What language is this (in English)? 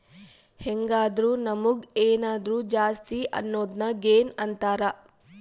Kannada